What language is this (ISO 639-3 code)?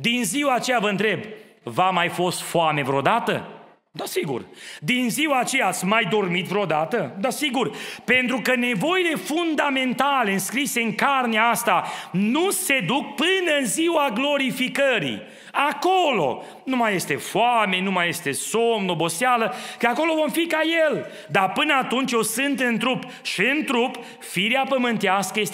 ron